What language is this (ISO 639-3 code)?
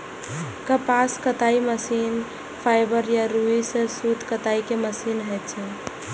mai